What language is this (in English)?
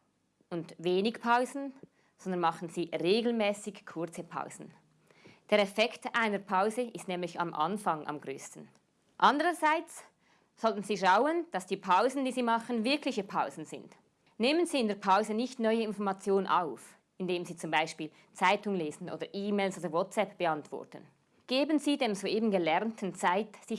German